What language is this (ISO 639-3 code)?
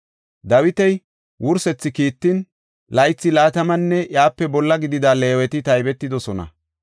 gof